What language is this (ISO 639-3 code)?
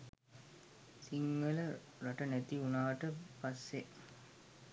sin